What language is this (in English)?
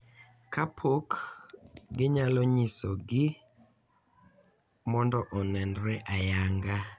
Luo (Kenya and Tanzania)